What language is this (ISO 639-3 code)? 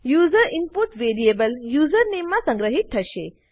guj